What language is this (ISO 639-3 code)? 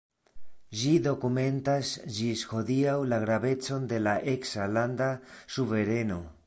epo